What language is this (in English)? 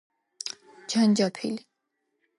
Georgian